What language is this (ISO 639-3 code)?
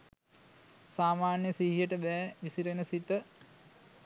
sin